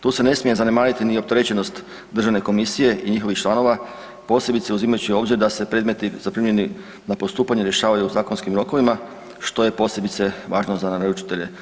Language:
Croatian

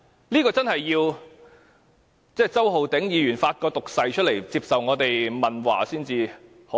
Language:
Cantonese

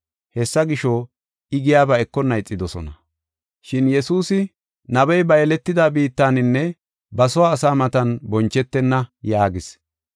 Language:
Gofa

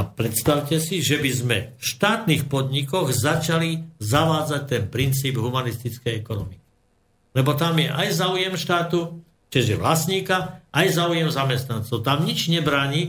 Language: Slovak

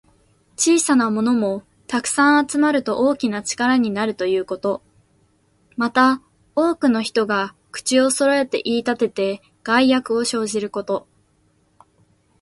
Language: Japanese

